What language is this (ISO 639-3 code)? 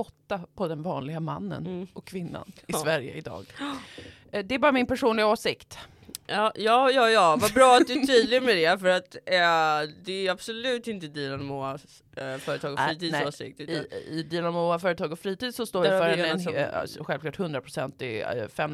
swe